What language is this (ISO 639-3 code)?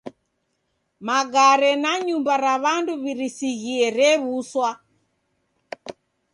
dav